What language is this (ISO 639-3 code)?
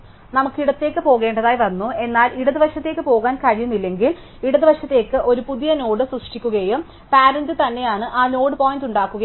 mal